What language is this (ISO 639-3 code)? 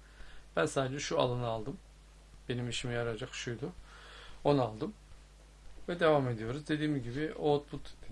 tur